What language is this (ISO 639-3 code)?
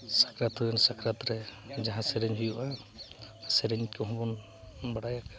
sat